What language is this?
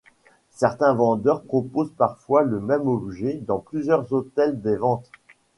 French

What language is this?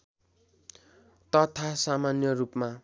Nepali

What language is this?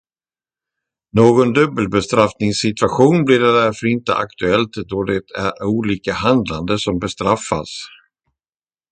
Swedish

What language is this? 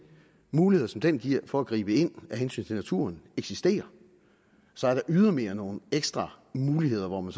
Danish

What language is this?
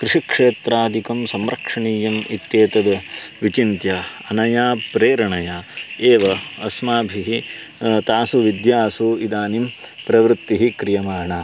Sanskrit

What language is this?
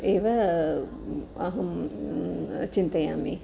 Sanskrit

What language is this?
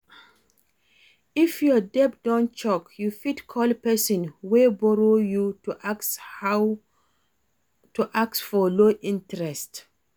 Nigerian Pidgin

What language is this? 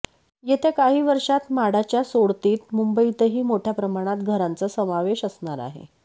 Marathi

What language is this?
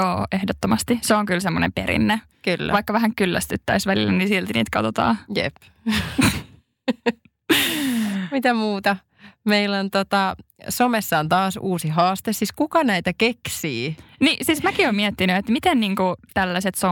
Finnish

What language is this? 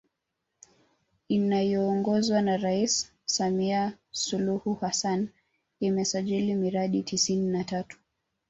Swahili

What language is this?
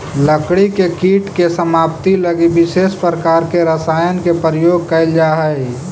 Magahi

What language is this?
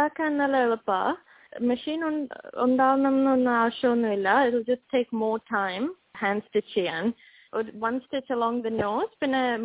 Malayalam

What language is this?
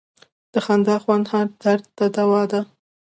Pashto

